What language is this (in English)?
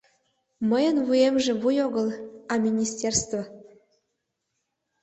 Mari